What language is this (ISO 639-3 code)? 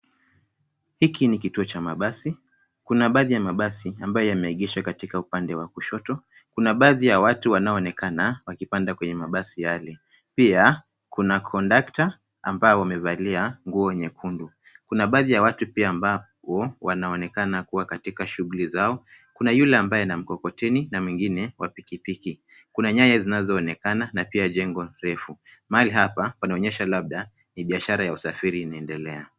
swa